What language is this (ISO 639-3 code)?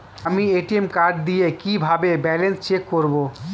ben